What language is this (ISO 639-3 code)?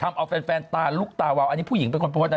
tha